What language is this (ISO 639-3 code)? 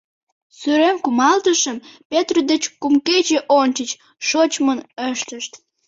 chm